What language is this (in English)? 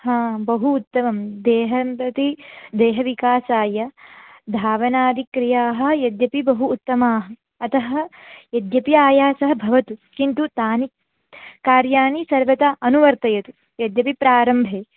Sanskrit